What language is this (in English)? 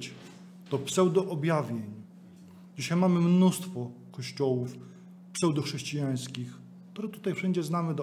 Polish